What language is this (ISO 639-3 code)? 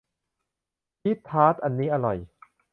tha